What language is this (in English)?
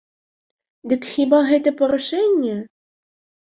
Belarusian